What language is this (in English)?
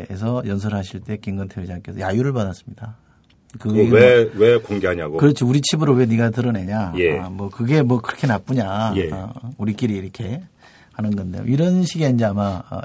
Korean